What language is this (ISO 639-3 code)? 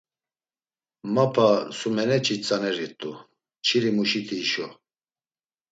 lzz